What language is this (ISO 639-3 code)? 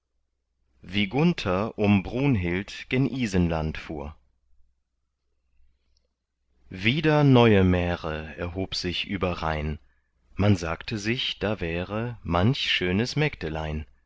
deu